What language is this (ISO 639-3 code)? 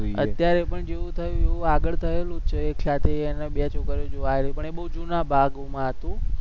guj